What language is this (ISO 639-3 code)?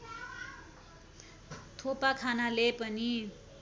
nep